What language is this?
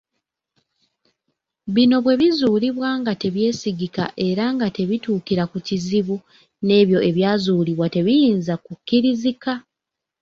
Ganda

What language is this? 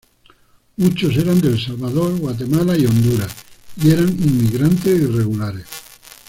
Spanish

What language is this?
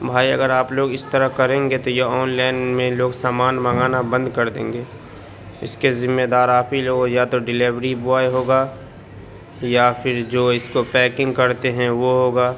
Urdu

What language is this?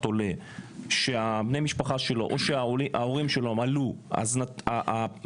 Hebrew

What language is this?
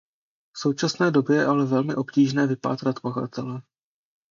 Czech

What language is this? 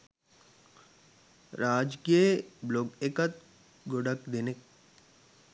Sinhala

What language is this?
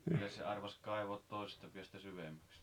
Finnish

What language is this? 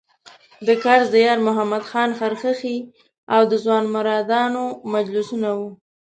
Pashto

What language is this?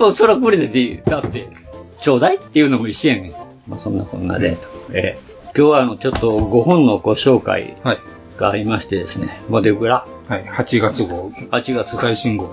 Japanese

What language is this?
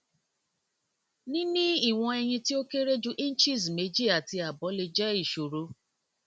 Yoruba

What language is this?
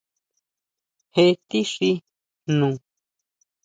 Huautla Mazatec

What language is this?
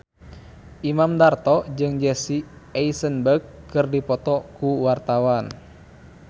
Sundanese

